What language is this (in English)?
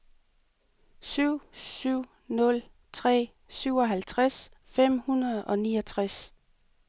Danish